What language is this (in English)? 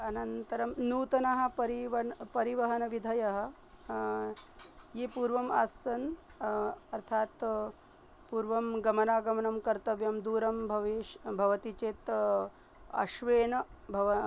Sanskrit